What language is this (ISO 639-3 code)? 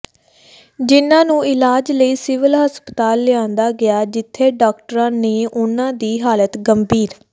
pan